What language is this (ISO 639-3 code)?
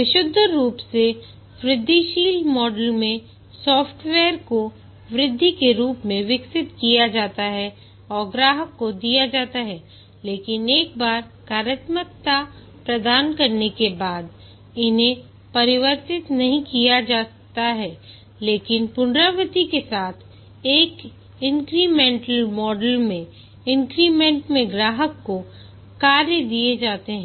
hin